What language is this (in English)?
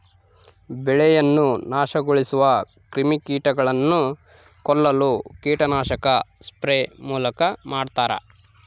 Kannada